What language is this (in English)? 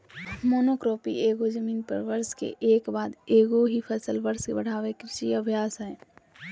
Magahi